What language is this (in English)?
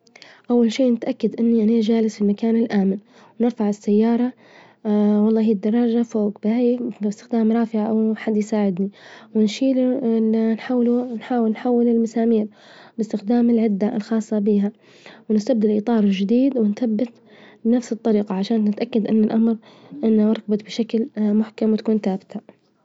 Libyan Arabic